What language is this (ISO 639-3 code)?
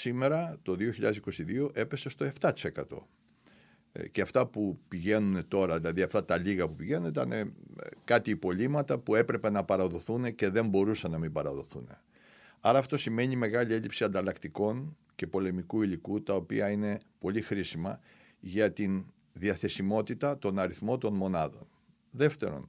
ell